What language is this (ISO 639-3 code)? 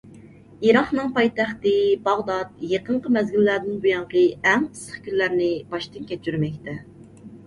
uig